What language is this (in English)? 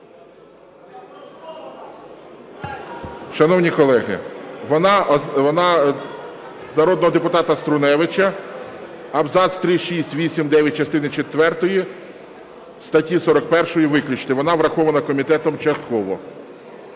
Ukrainian